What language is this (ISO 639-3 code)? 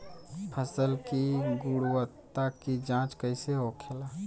bho